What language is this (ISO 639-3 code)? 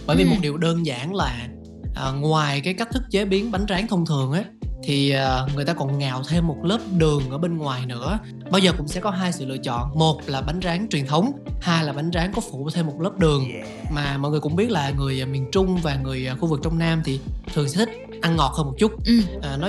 vie